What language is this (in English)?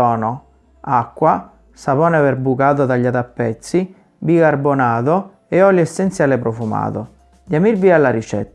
Italian